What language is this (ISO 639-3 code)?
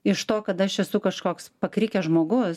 lit